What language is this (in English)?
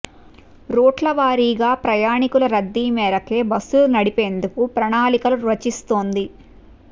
Telugu